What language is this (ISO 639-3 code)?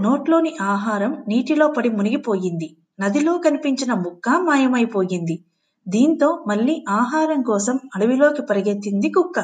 tel